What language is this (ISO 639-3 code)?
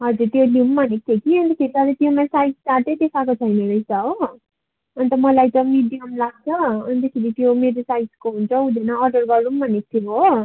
nep